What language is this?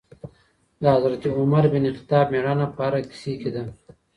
Pashto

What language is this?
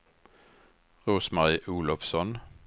Swedish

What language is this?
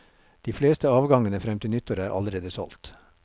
Norwegian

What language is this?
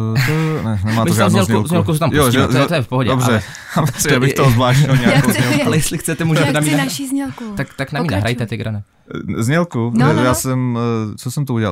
Czech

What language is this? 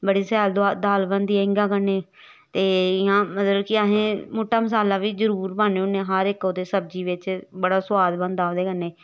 Dogri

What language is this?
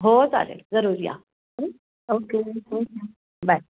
Marathi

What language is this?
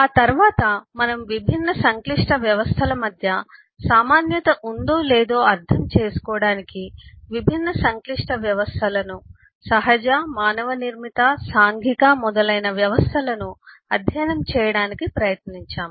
Telugu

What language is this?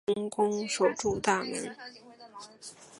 Chinese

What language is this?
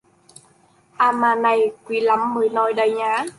Vietnamese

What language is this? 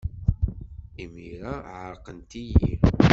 Kabyle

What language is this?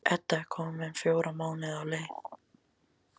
Icelandic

